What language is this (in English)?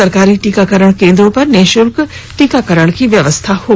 Hindi